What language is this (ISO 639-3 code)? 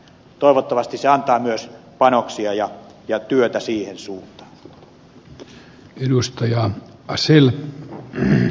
fin